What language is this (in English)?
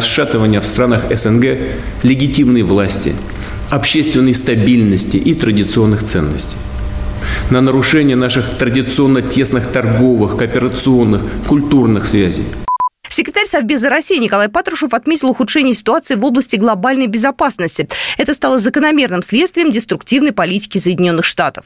Russian